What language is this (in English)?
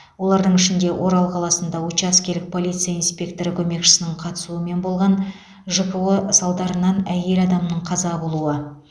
Kazakh